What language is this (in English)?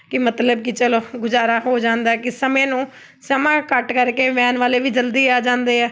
Punjabi